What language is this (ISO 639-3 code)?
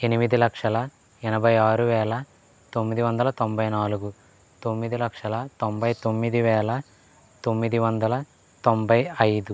tel